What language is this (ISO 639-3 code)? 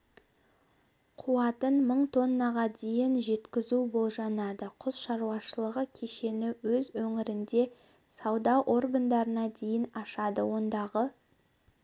kaz